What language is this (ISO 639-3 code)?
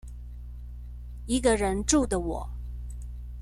zho